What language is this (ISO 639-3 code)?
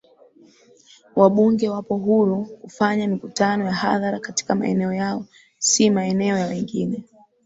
swa